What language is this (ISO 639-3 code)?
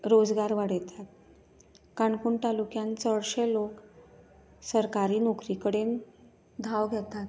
kok